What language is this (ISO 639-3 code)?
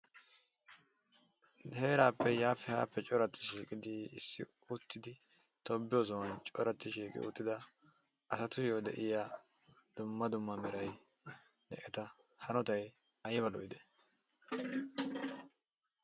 wal